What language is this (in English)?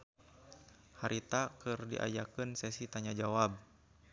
Sundanese